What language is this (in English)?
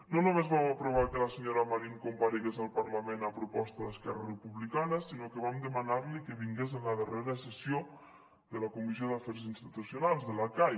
Catalan